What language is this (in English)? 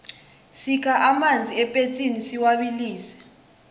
South Ndebele